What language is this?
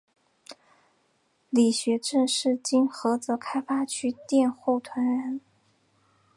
Chinese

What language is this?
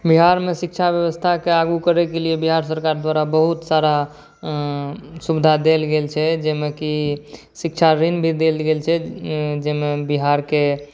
Maithili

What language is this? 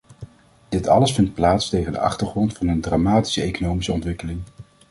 Dutch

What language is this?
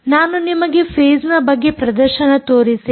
Kannada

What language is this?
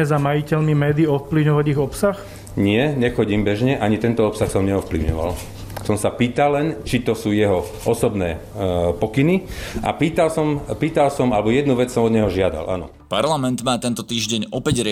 Slovak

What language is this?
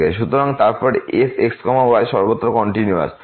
Bangla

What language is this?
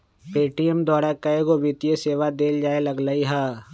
Magahi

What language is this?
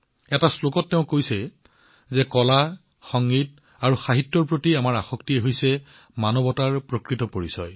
Assamese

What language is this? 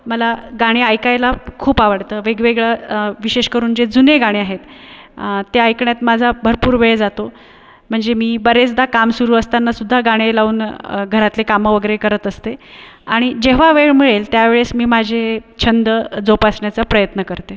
Marathi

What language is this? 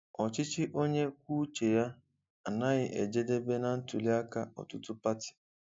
Igbo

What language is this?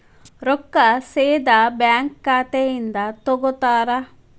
Kannada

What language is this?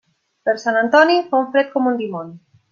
Catalan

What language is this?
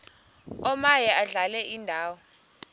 Xhosa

